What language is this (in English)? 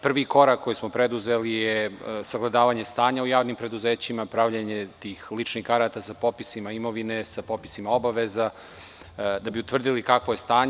Serbian